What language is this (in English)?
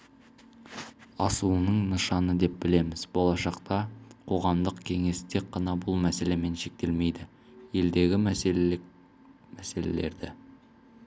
Kazakh